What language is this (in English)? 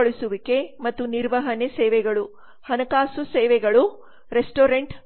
Kannada